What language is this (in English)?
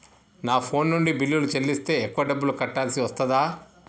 Telugu